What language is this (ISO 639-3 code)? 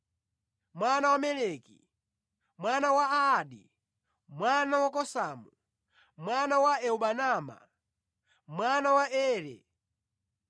nya